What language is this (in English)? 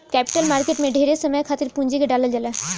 Bhojpuri